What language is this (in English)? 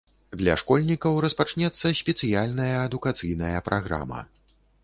Belarusian